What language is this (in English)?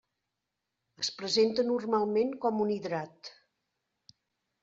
Catalan